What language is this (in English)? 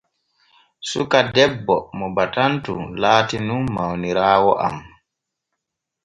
Borgu Fulfulde